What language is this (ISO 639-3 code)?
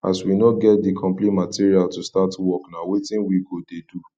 pcm